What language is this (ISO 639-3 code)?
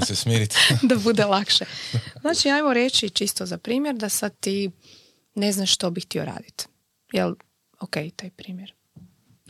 hrv